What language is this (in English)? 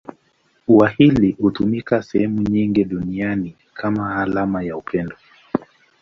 Swahili